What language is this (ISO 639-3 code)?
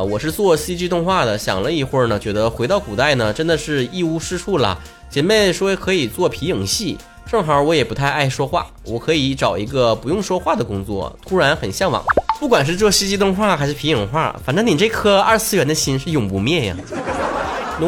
zho